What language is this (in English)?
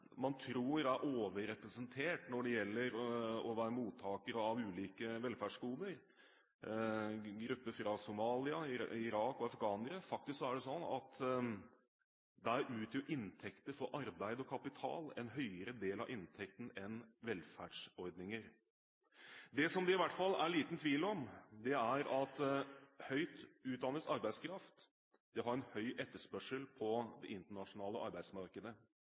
Norwegian Bokmål